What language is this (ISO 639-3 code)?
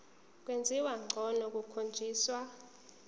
zul